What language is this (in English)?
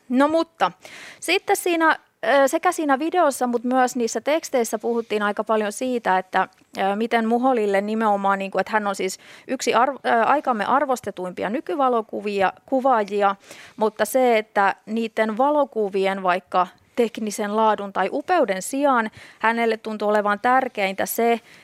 Finnish